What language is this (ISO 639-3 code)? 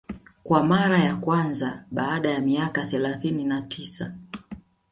swa